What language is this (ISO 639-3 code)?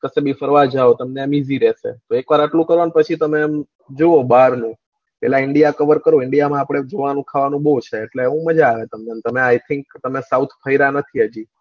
guj